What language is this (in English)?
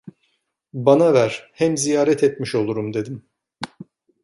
Turkish